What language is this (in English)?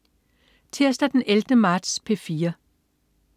Danish